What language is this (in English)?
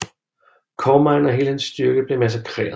Danish